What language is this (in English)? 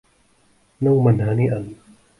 Arabic